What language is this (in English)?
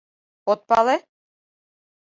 Mari